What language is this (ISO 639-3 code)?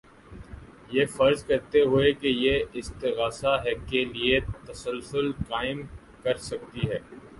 urd